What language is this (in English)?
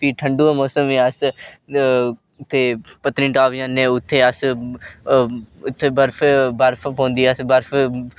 Dogri